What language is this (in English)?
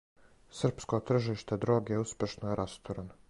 Serbian